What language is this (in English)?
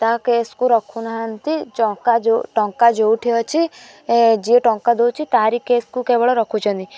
Odia